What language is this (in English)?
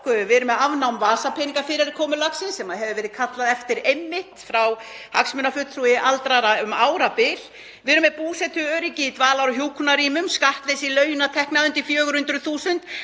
Icelandic